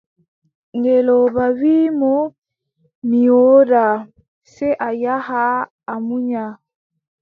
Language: Adamawa Fulfulde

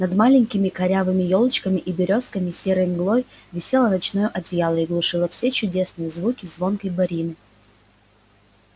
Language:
Russian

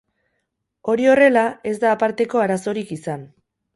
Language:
Basque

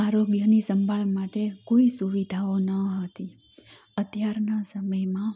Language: Gujarati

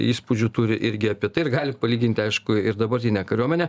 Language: Lithuanian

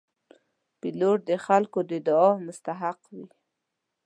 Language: Pashto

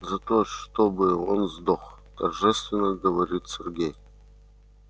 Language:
Russian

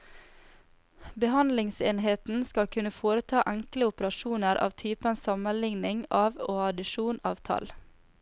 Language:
Norwegian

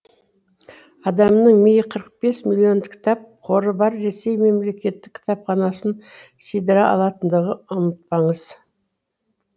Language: Kazakh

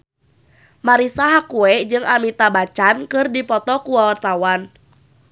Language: Sundanese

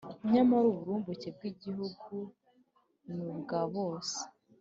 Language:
Kinyarwanda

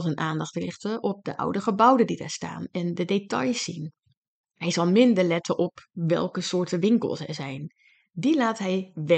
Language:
Dutch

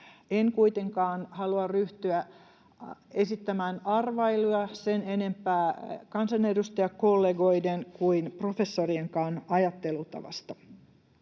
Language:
Finnish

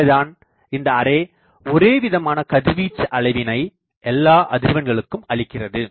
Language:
Tamil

